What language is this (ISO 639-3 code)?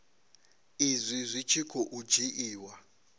ven